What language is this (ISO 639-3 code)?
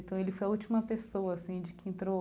por